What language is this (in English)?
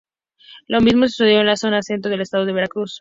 Spanish